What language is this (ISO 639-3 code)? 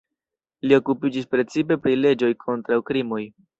epo